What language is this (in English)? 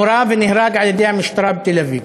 Hebrew